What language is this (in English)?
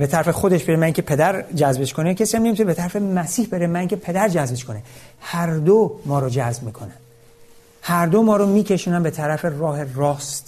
Persian